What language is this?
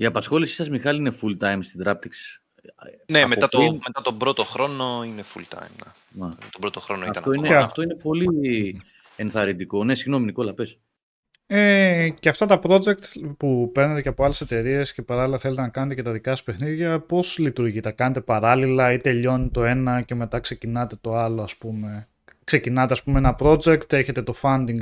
Greek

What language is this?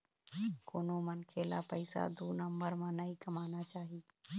Chhattisgarhi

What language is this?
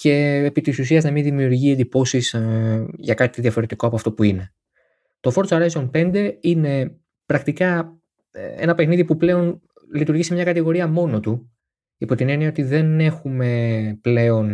Greek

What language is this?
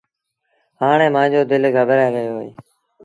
Sindhi Bhil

